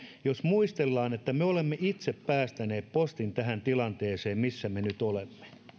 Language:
Finnish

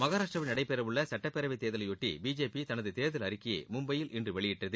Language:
Tamil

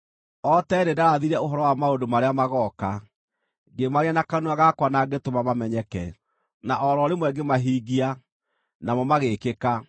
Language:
Kikuyu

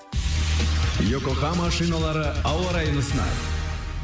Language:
Kazakh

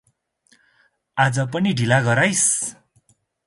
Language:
Nepali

